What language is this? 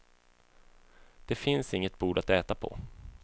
Swedish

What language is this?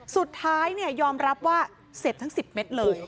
Thai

